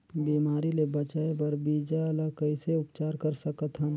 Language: Chhattisgarhi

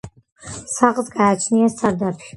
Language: Georgian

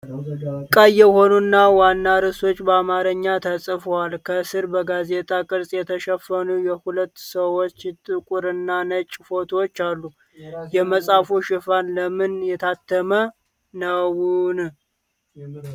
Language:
Amharic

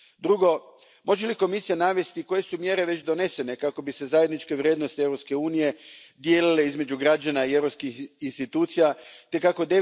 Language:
Croatian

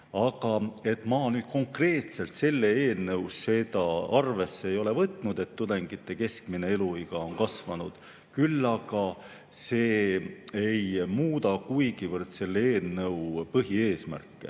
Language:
Estonian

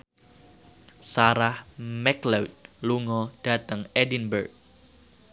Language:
Javanese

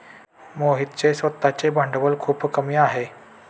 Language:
Marathi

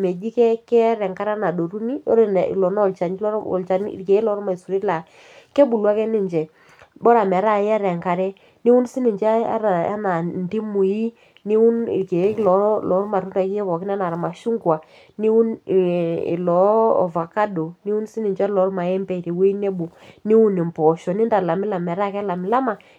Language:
Masai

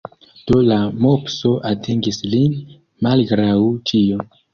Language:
Esperanto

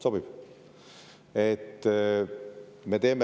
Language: Estonian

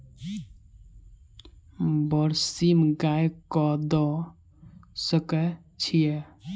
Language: Maithili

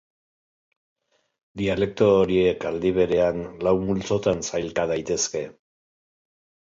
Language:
Basque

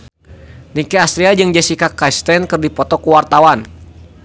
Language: Sundanese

